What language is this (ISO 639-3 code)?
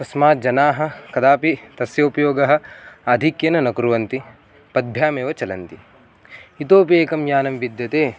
san